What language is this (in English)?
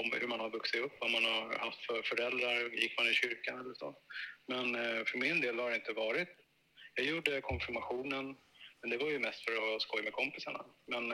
Swedish